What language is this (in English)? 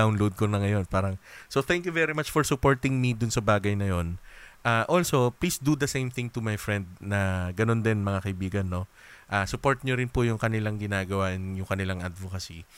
Filipino